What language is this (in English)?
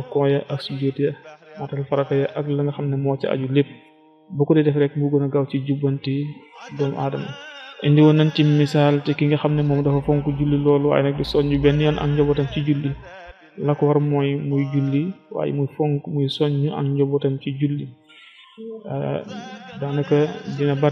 Arabic